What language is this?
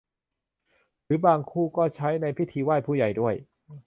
Thai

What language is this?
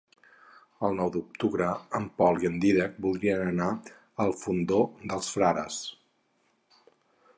Catalan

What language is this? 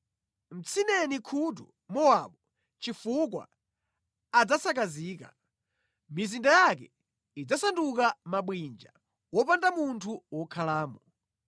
Nyanja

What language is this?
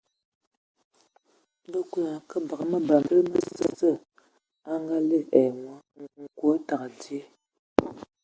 Ewondo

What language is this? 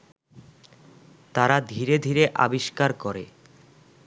Bangla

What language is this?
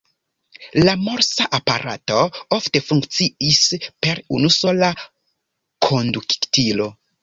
Esperanto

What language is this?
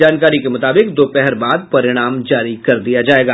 Hindi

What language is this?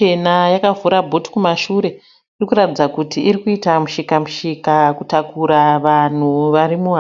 Shona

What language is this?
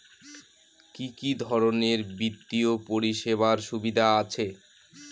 Bangla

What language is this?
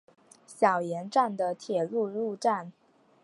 Chinese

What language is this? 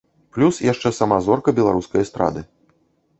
Belarusian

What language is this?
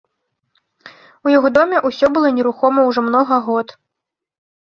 Belarusian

